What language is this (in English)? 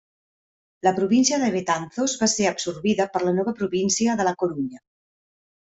Catalan